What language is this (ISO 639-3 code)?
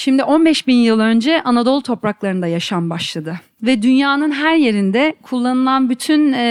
tur